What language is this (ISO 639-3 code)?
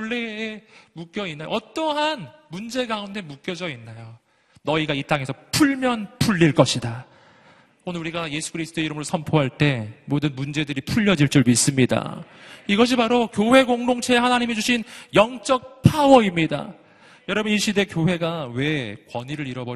kor